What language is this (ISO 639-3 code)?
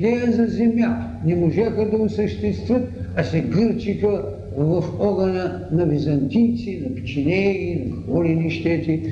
bul